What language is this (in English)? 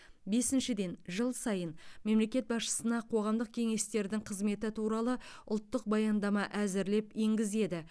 Kazakh